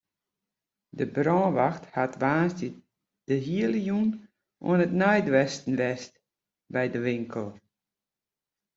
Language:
Western Frisian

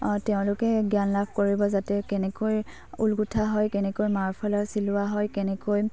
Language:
Assamese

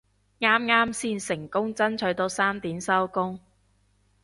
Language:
Cantonese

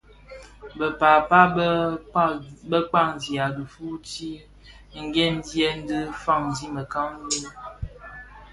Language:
Bafia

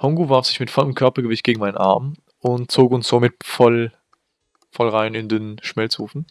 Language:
German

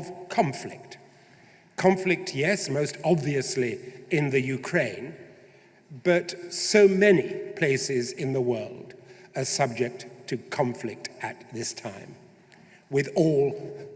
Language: English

